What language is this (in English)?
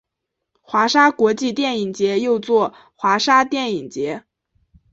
Chinese